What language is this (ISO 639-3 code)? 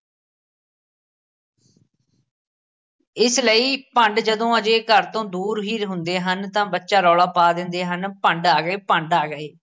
pan